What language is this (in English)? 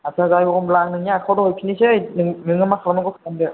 Bodo